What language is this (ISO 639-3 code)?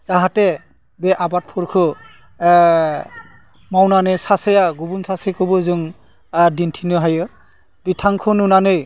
brx